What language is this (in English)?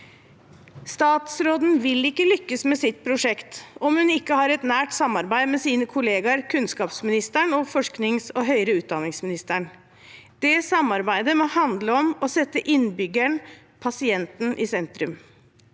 Norwegian